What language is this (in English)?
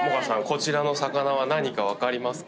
Japanese